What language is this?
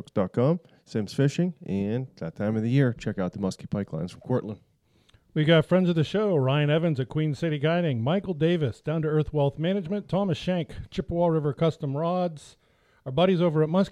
English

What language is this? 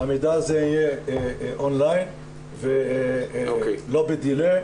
Hebrew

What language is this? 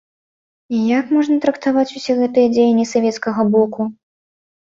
Belarusian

